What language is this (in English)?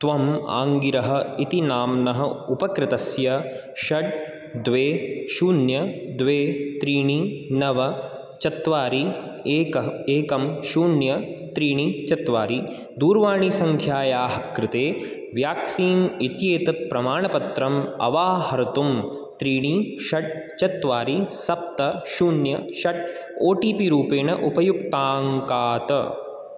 Sanskrit